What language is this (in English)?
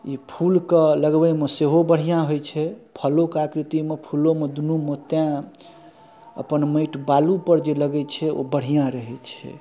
Maithili